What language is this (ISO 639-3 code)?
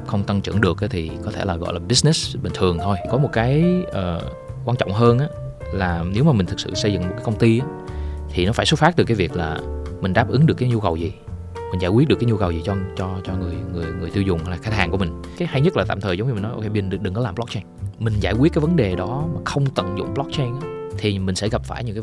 vie